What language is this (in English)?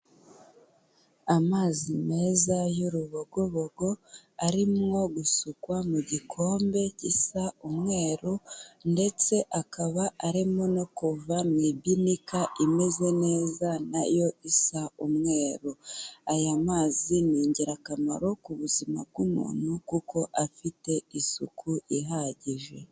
Kinyarwanda